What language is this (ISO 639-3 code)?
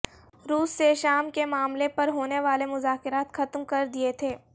urd